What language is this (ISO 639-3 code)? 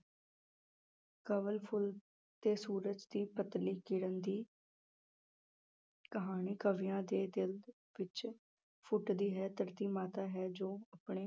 pan